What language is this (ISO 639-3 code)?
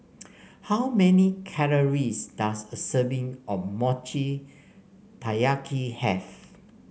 eng